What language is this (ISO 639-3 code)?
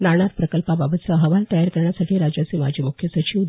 mar